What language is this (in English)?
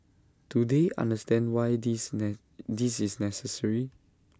English